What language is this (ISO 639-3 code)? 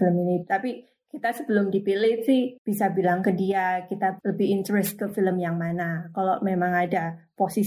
ind